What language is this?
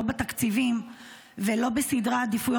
Hebrew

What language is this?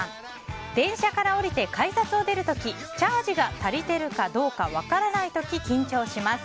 Japanese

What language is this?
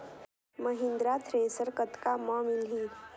Chhattisgarhi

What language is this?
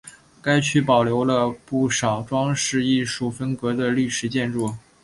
Chinese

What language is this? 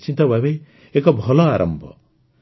Odia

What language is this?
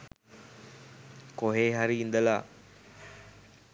Sinhala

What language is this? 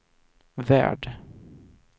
Swedish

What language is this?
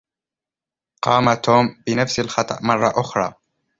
Arabic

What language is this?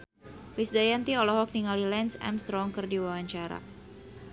Sundanese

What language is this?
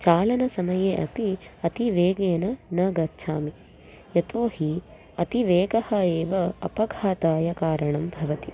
Sanskrit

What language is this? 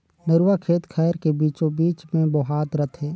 Chhattisgarhi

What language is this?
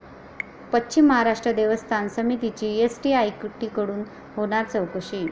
Marathi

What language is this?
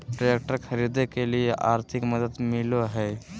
Magahi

